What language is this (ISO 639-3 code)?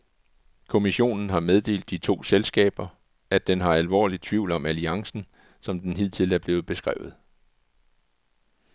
dan